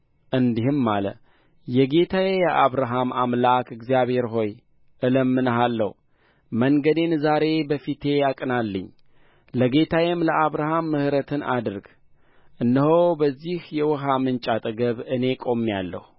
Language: Amharic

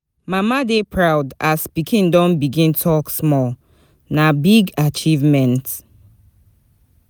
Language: Nigerian Pidgin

